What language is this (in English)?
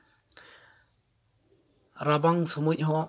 Santali